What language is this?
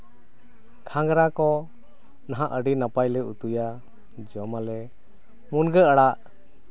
Santali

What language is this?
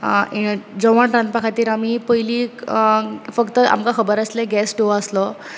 Konkani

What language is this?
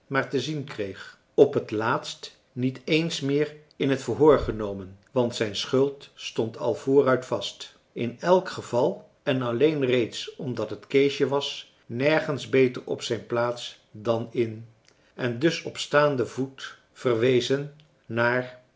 Dutch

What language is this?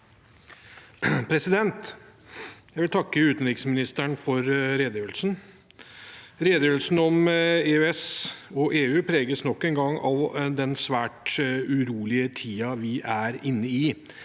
Norwegian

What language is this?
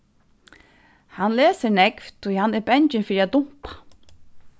Faroese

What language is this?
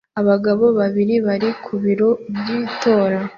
Kinyarwanda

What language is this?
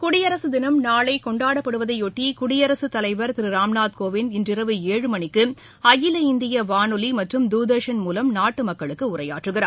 Tamil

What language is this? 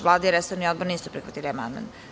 Serbian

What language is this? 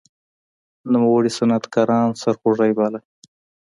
Pashto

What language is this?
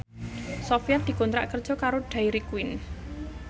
Javanese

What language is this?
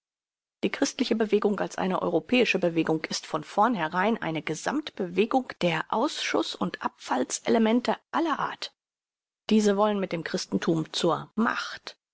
German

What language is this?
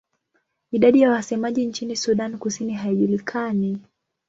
Swahili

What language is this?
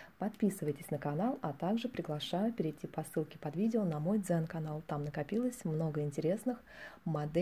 Russian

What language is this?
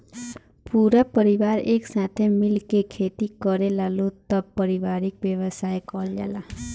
Bhojpuri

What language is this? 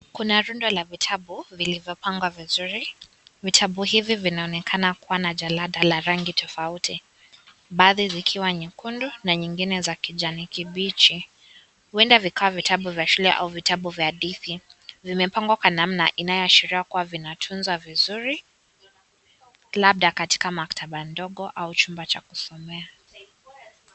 Swahili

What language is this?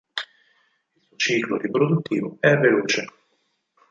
Italian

